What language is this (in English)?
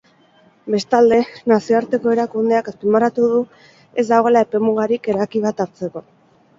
Basque